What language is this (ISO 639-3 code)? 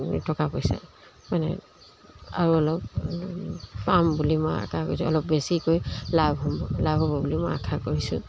asm